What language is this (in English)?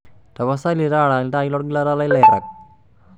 Masai